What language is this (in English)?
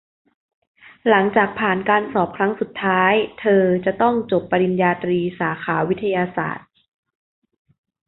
Thai